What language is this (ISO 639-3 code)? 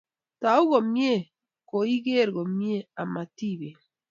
kln